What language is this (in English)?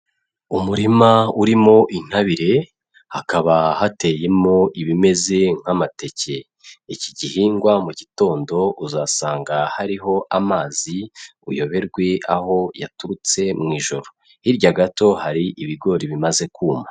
Kinyarwanda